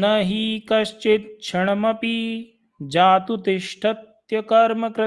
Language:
Hindi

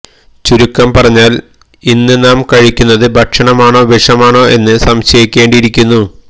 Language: Malayalam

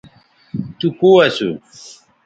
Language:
Bateri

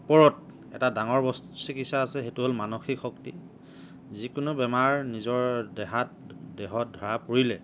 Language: Assamese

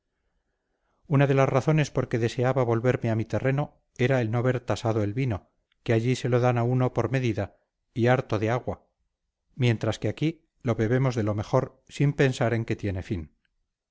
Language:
Spanish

